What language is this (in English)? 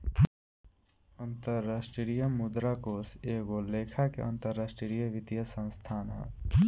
Bhojpuri